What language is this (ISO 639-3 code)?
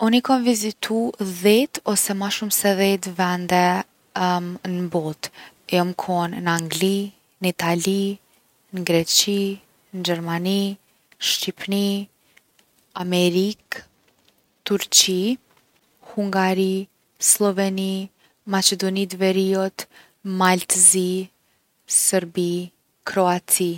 aln